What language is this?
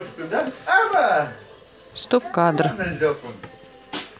Russian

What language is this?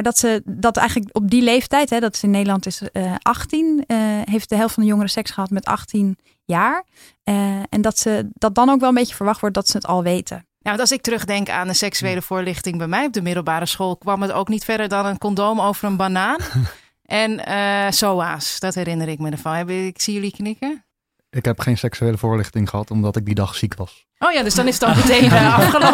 Dutch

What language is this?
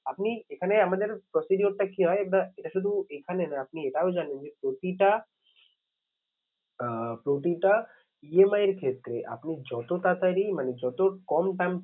Bangla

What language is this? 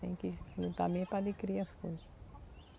Portuguese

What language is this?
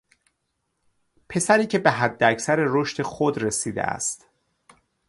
Persian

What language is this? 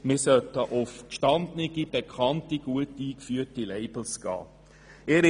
Swiss German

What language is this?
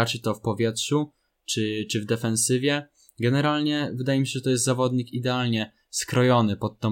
Polish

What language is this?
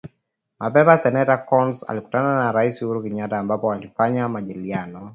Swahili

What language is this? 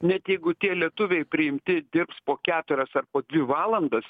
Lithuanian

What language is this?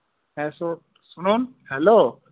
Bangla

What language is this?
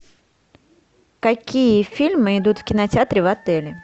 Russian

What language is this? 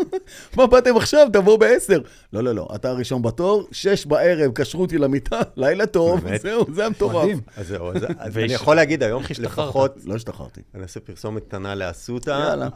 Hebrew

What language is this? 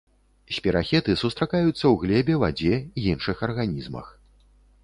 Belarusian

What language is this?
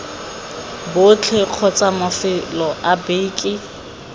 Tswana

